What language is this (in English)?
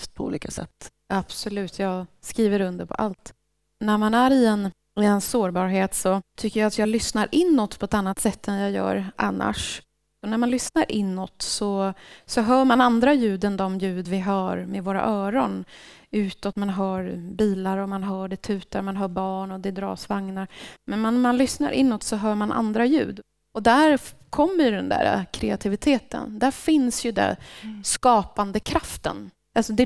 Swedish